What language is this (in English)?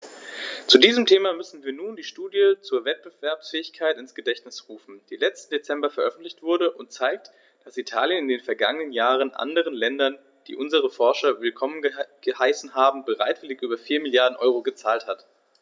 German